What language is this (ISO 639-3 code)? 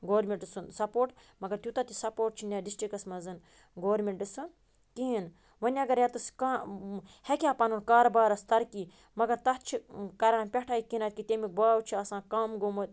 kas